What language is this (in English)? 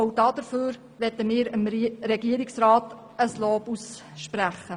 Swiss German